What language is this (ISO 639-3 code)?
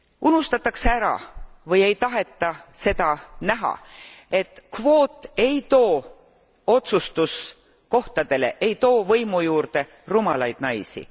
est